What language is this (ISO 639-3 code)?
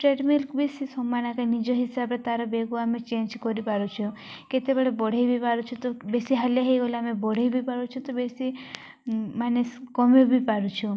ori